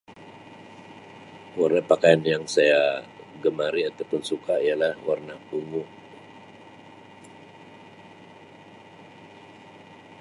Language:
Sabah Malay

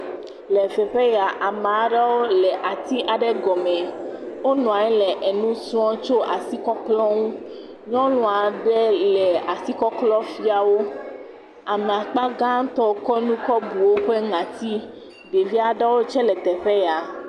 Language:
Ewe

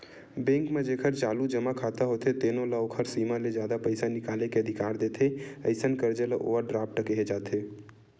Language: Chhattisgarhi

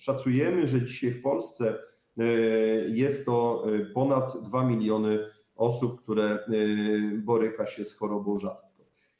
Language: Polish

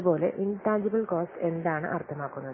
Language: Malayalam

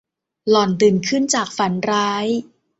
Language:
Thai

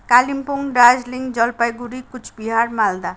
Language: Nepali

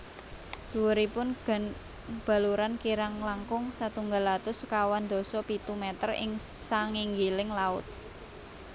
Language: Javanese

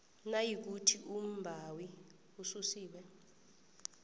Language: South Ndebele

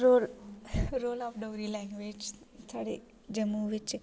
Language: Dogri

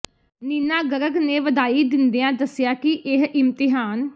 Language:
Punjabi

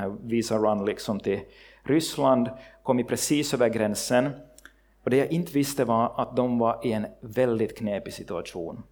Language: Swedish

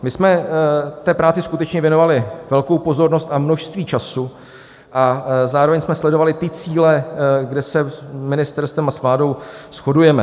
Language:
Czech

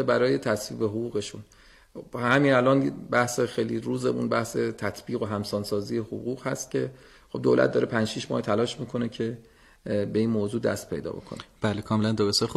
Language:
Persian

